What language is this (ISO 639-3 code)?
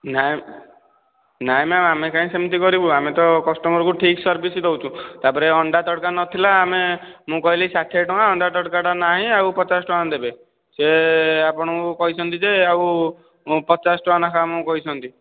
ori